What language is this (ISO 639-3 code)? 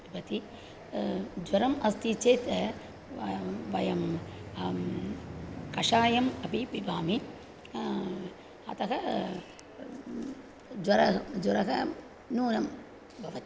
san